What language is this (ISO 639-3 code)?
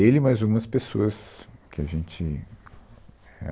por